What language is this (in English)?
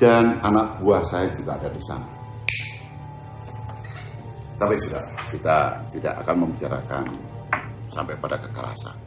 Indonesian